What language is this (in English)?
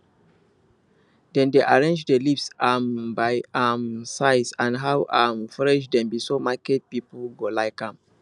Nigerian Pidgin